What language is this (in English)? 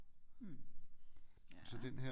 Danish